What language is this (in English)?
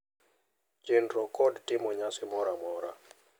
Luo (Kenya and Tanzania)